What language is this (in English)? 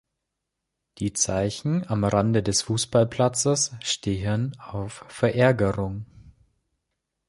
German